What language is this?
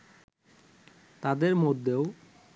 Bangla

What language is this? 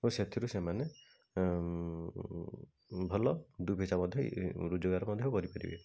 Odia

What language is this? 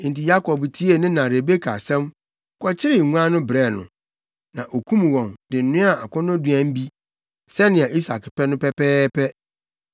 Akan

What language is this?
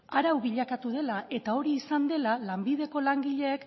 Basque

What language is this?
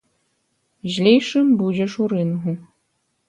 Belarusian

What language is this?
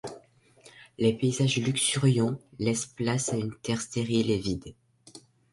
French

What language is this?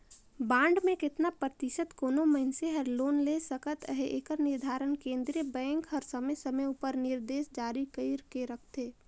Chhattisgarhi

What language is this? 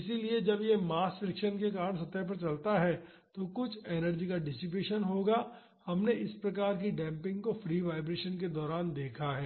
Hindi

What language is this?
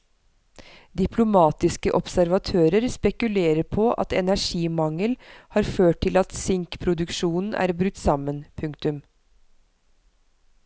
Norwegian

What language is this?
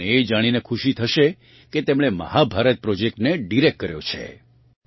Gujarati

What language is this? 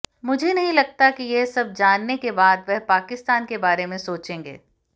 Hindi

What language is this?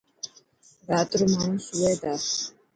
Dhatki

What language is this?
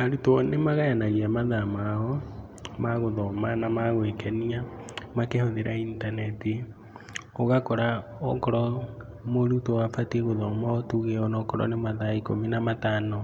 Kikuyu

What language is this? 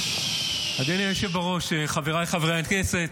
Hebrew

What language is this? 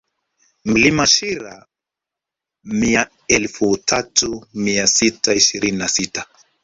Swahili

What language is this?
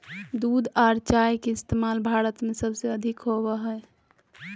Magahi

